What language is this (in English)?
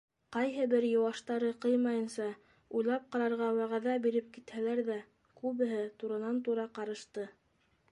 Bashkir